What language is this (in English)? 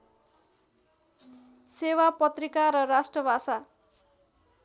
Nepali